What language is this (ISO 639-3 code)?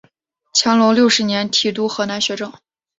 zho